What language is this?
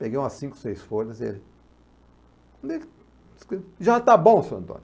Portuguese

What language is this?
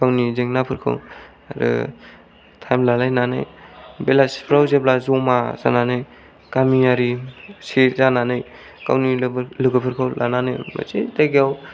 Bodo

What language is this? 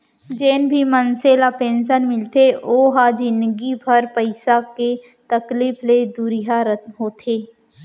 Chhattisgarhi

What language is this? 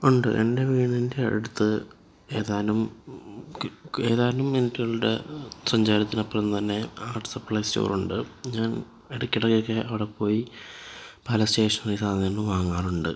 Malayalam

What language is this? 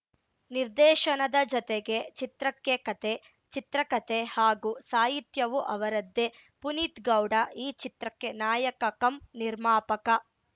Kannada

